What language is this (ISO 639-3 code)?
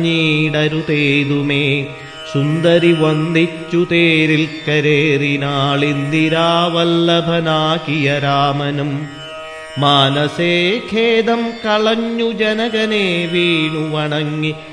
mal